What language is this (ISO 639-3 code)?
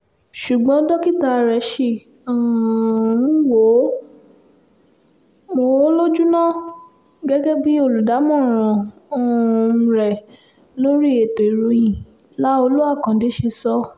yor